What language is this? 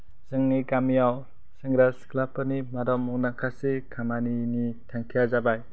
Bodo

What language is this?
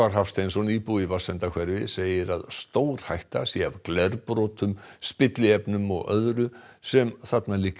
Icelandic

